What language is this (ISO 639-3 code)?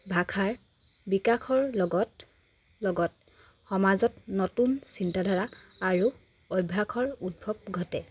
asm